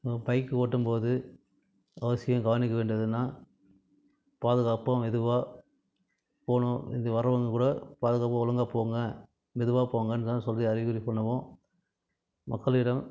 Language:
Tamil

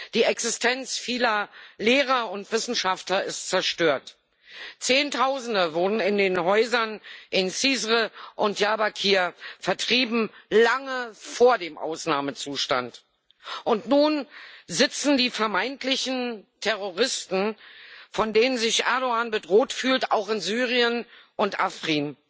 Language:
German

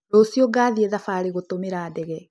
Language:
Kikuyu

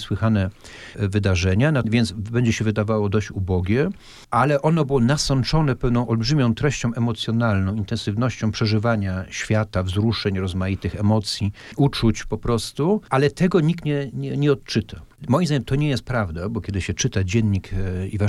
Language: Polish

